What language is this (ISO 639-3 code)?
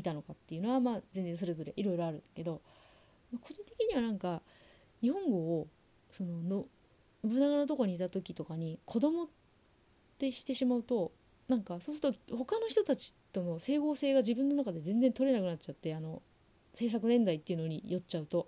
jpn